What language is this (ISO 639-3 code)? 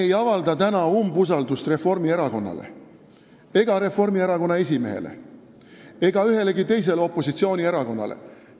est